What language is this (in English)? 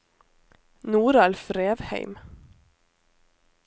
Norwegian